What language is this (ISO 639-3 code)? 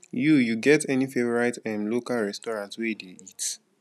pcm